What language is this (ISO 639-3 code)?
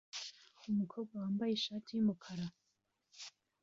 kin